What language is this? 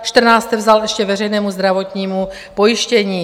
Czech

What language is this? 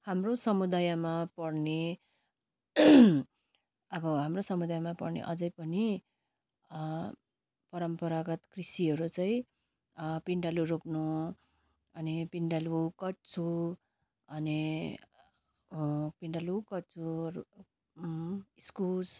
Nepali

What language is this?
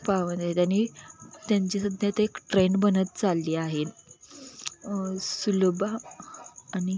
Marathi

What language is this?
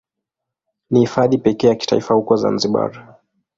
Swahili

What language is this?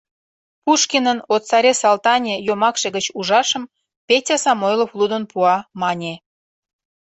Mari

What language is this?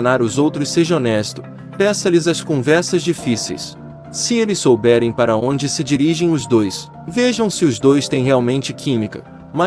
Portuguese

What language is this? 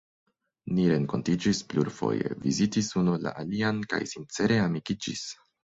Esperanto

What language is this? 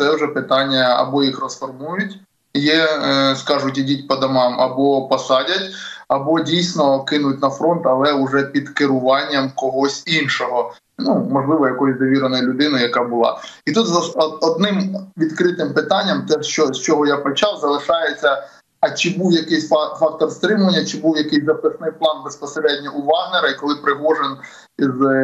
Ukrainian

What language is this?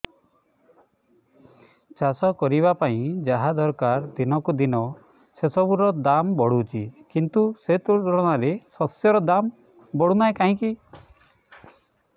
Odia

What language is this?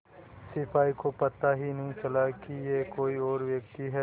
Hindi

